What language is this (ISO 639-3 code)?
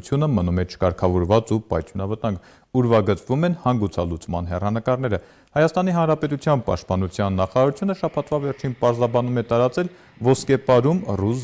tur